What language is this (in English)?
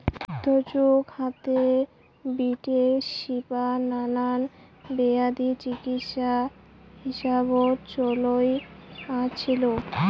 Bangla